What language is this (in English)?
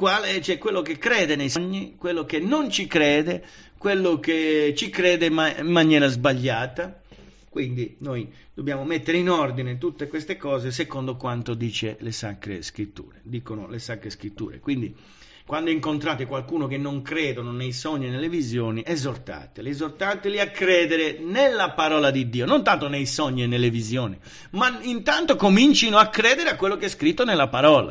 Italian